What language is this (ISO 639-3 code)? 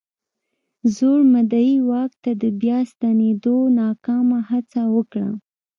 pus